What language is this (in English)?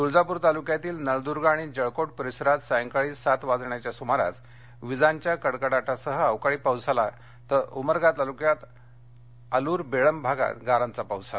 Marathi